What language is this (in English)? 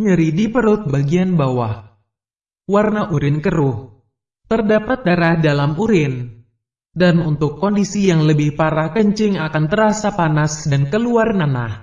Indonesian